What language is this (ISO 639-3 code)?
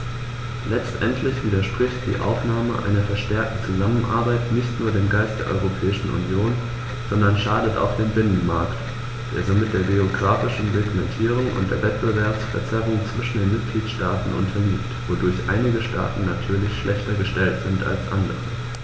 deu